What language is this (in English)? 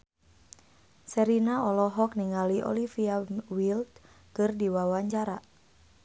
Sundanese